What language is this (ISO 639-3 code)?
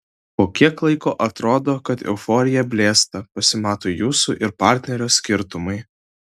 lit